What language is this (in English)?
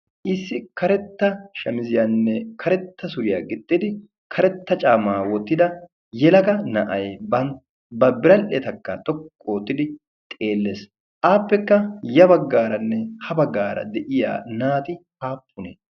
Wolaytta